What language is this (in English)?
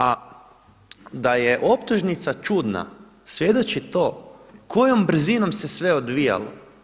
Croatian